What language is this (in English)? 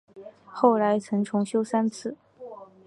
Chinese